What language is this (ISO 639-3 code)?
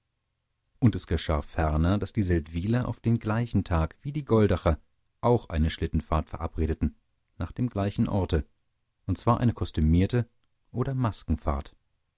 deu